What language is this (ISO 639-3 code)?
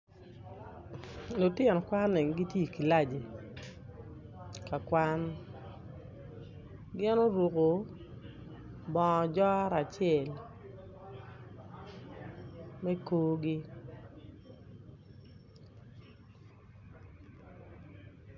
ach